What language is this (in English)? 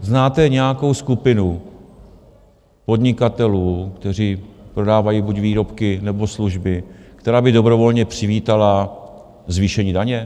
Czech